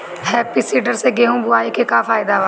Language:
Bhojpuri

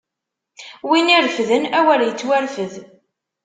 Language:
Kabyle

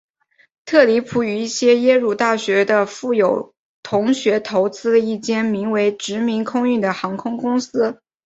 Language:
Chinese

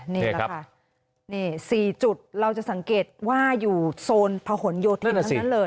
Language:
Thai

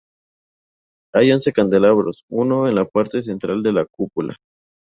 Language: Spanish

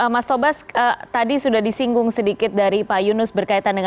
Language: Indonesian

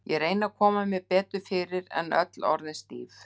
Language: Icelandic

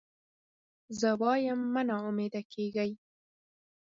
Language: Pashto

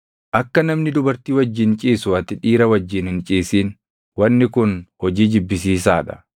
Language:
Oromo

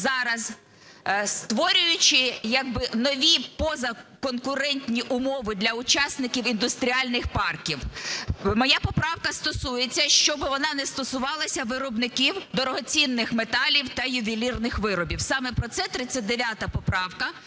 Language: Ukrainian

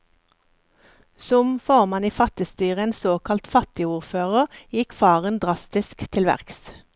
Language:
Norwegian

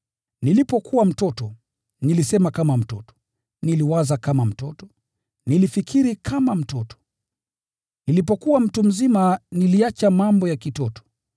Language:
Swahili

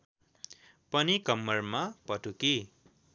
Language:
Nepali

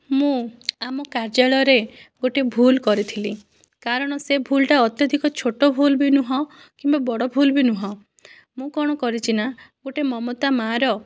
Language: Odia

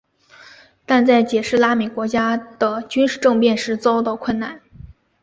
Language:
Chinese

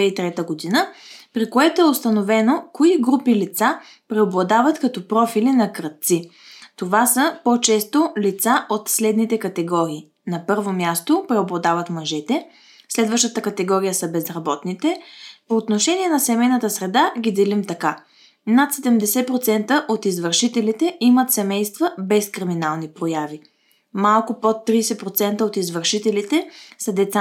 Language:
Bulgarian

